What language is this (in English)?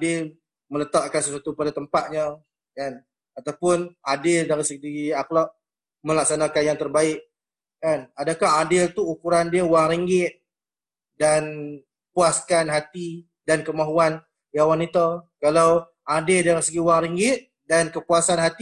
Malay